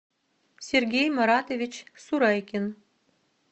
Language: Russian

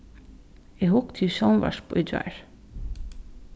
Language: Faroese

